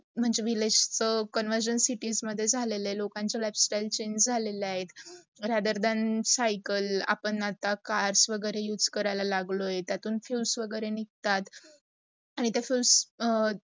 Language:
Marathi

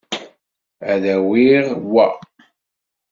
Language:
Kabyle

